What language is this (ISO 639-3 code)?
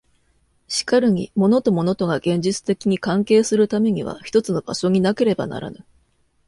jpn